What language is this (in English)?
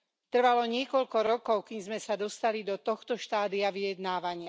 Slovak